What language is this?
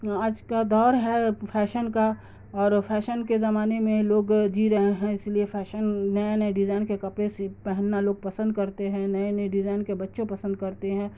Urdu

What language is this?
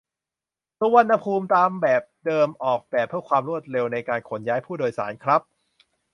Thai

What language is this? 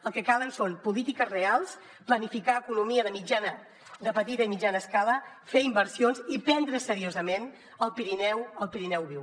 Catalan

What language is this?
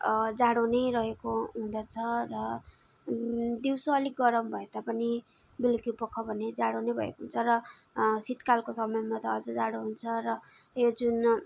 Nepali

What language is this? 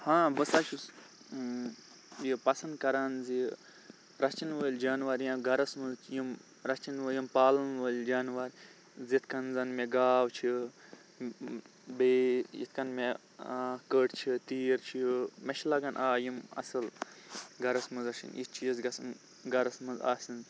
Kashmiri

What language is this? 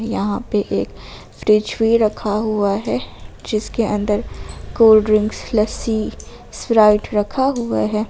Hindi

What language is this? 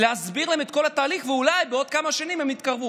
Hebrew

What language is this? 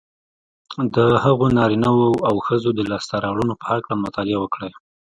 Pashto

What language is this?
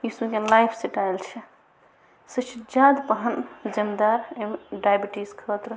Kashmiri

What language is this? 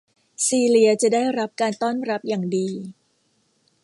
Thai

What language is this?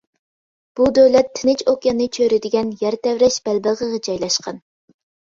Uyghur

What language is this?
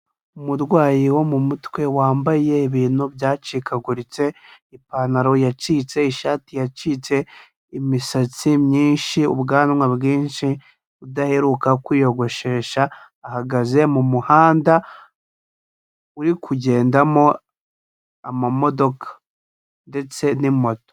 Kinyarwanda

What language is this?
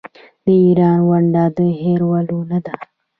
Pashto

